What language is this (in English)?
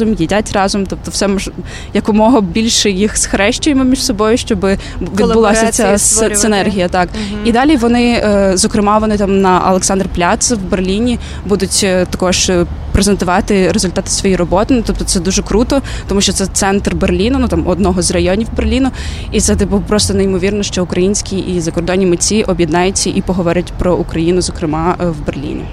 Ukrainian